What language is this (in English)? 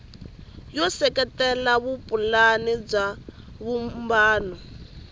Tsonga